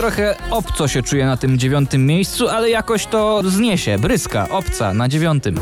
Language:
Polish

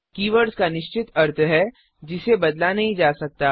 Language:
Hindi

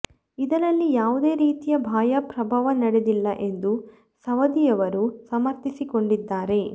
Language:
Kannada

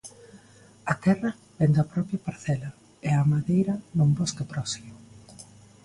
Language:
Galician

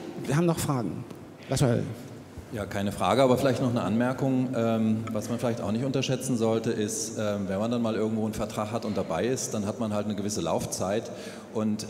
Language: German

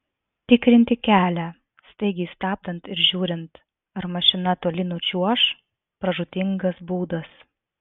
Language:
Lithuanian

